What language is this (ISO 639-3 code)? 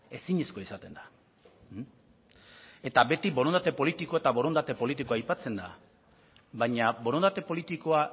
eus